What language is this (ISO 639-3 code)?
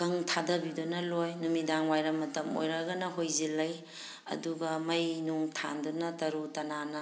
mni